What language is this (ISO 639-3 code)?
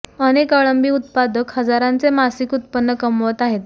mar